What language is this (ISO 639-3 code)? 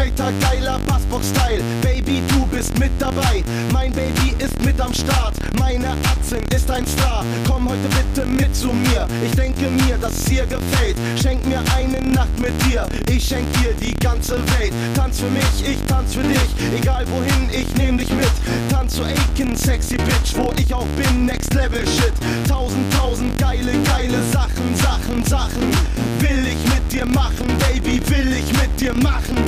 deu